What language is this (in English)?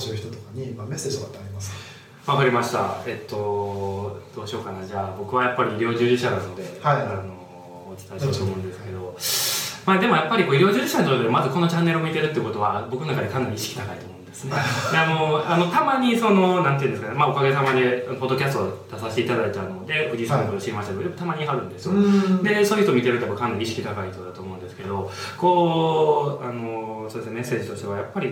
Japanese